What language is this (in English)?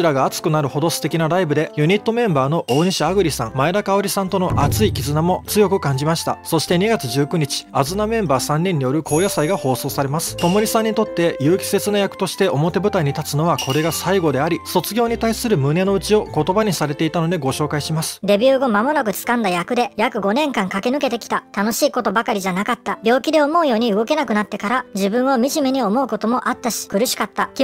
Japanese